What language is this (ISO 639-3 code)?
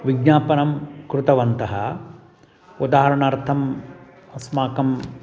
san